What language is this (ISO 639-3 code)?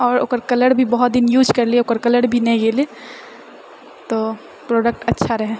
mai